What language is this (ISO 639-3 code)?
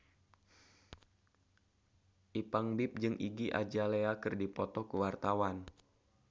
sun